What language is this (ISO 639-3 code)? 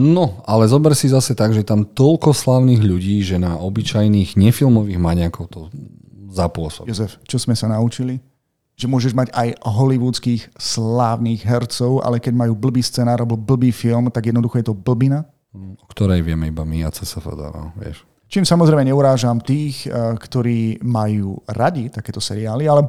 slk